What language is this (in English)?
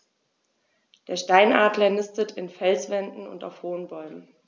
German